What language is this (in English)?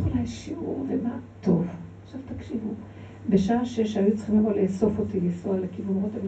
Hebrew